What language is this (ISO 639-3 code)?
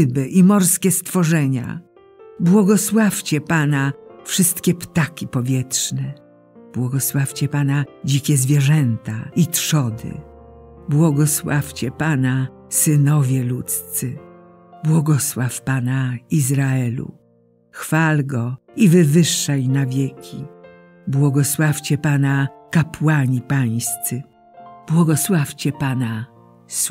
pol